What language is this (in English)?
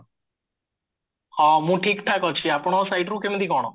Odia